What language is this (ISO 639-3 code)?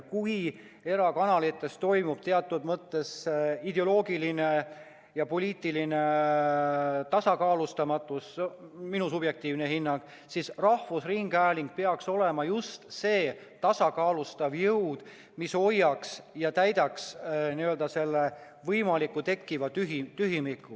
est